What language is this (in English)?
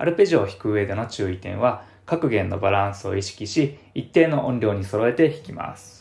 Japanese